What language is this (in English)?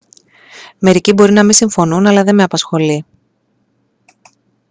Greek